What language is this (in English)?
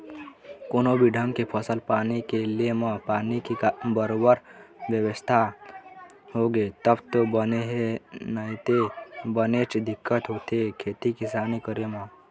Chhattisgarhi